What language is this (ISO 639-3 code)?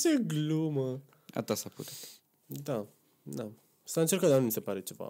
ron